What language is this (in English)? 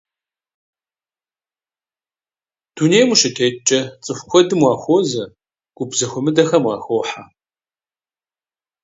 Kabardian